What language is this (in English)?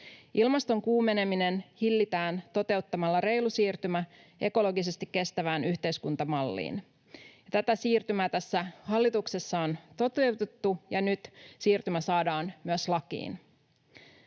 Finnish